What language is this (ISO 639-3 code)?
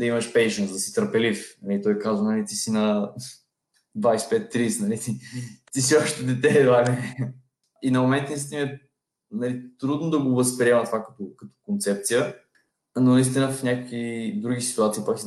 bul